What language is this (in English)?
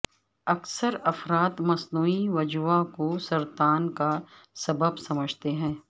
Urdu